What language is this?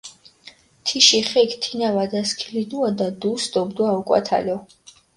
Mingrelian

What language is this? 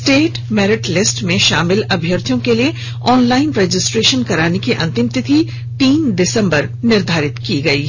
Hindi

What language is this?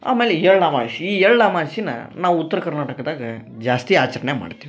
Kannada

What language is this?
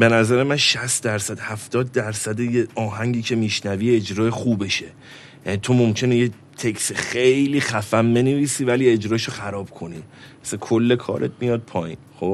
Persian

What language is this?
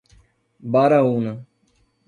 Portuguese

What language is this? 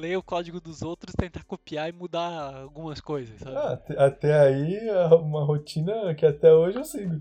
Portuguese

